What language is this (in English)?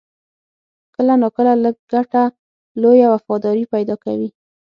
Pashto